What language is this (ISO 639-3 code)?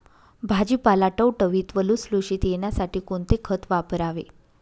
mar